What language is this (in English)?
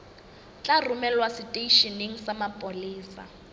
Southern Sotho